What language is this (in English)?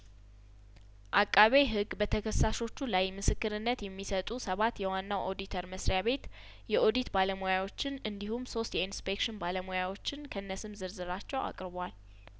Amharic